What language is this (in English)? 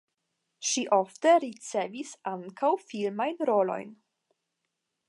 Esperanto